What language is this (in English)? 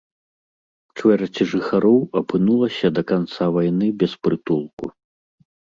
Belarusian